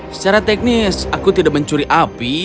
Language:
Indonesian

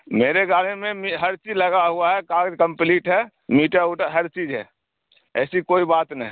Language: Urdu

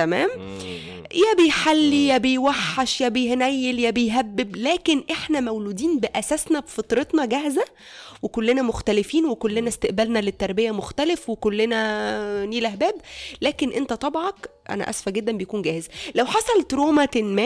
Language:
Arabic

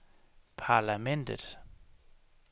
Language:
Danish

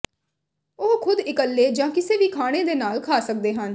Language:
Punjabi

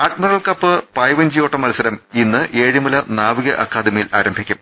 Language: Malayalam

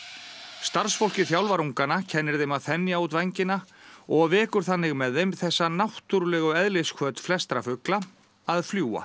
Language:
Icelandic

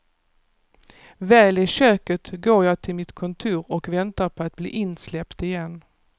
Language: Swedish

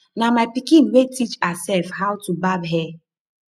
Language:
Nigerian Pidgin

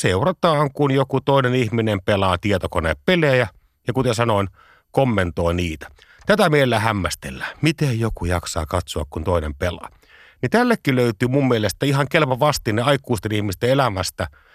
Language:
Finnish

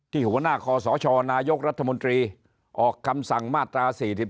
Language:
Thai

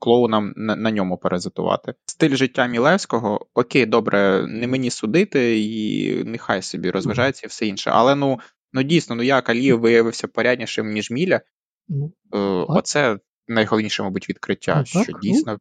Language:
Ukrainian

